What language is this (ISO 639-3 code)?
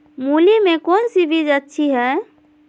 mag